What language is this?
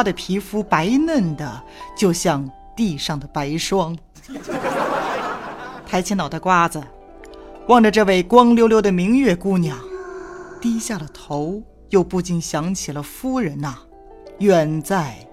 Chinese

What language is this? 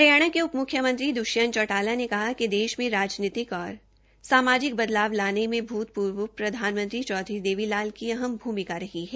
Hindi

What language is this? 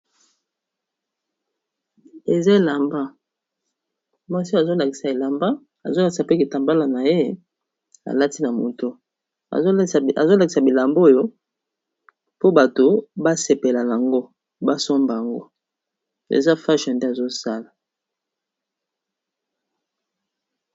Lingala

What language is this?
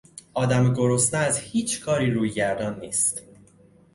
Persian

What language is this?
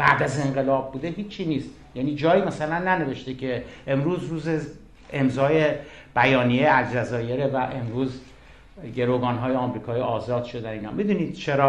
Persian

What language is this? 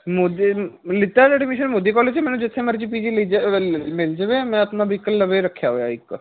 Punjabi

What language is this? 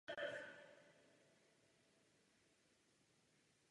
Czech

